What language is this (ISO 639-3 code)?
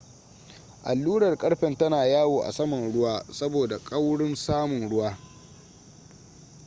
hau